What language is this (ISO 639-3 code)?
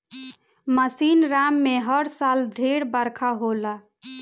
bho